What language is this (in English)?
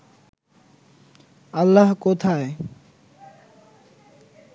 Bangla